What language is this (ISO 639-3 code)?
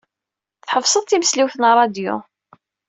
kab